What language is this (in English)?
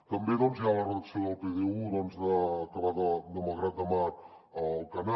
Catalan